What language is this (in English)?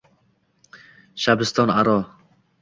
Uzbek